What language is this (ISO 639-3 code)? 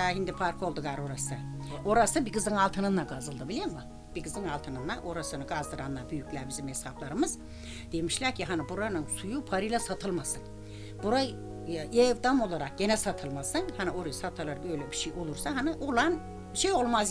tur